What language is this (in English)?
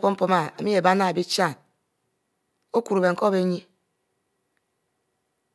Mbe